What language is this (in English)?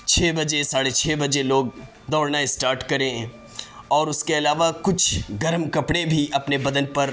Urdu